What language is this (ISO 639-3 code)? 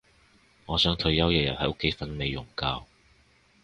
yue